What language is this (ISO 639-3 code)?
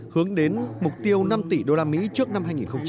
vie